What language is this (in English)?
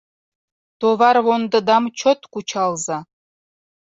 Mari